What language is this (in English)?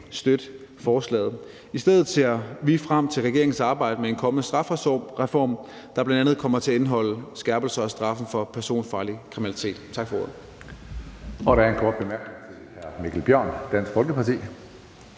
Danish